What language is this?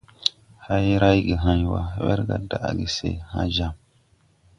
Tupuri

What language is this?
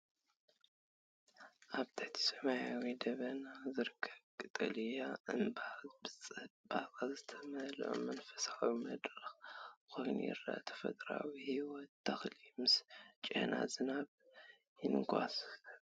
Tigrinya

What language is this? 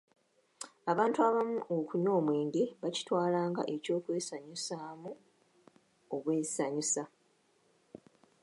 Ganda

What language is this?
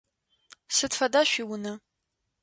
Adyghe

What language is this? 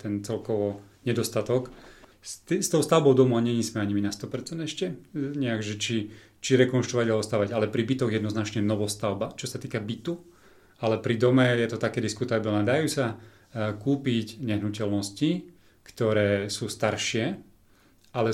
Slovak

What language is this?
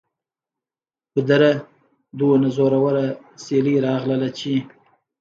Pashto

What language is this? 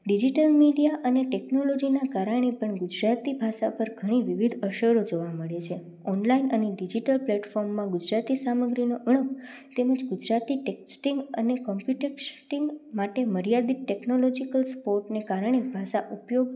Gujarati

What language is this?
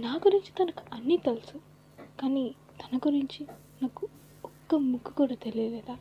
Telugu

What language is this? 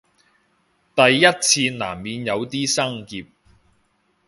Cantonese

